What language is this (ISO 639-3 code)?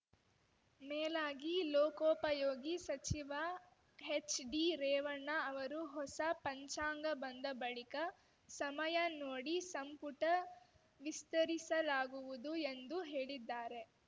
kan